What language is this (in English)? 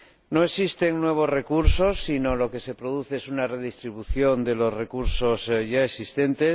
Spanish